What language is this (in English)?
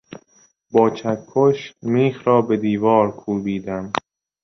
Persian